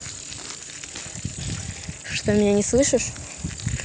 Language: Russian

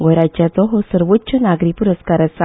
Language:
Konkani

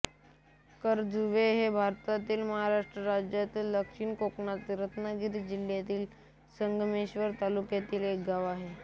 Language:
Marathi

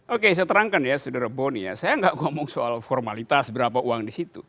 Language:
Indonesian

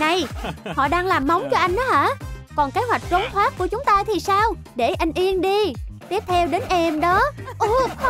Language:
Vietnamese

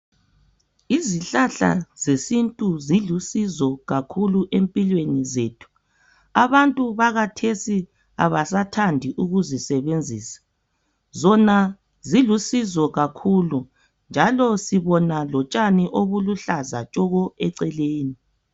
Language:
North Ndebele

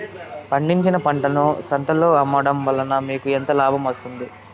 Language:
Telugu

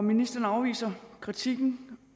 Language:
Danish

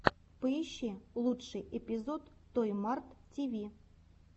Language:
Russian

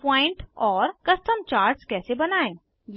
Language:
Hindi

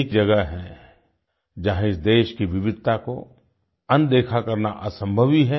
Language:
Hindi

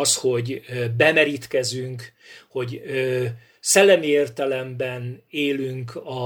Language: Hungarian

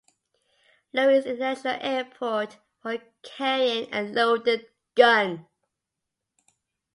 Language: English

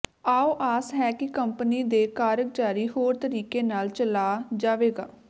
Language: Punjabi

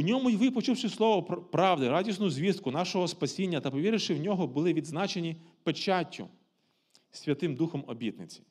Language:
Ukrainian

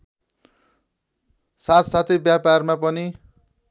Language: Nepali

